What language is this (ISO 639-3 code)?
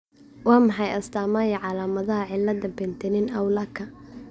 som